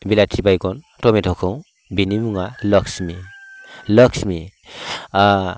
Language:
Bodo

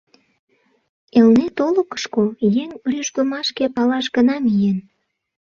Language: Mari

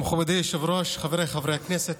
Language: Hebrew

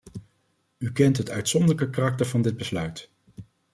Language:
Dutch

